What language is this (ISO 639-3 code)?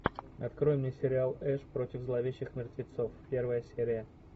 rus